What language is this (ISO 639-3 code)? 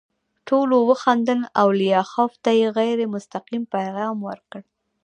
pus